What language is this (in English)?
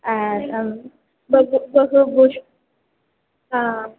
Sanskrit